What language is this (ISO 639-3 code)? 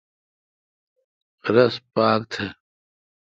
xka